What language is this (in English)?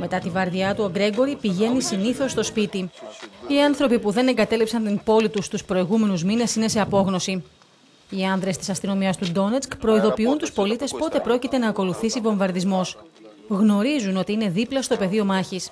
Greek